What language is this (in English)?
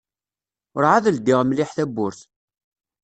Kabyle